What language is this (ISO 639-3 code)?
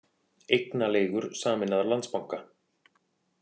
isl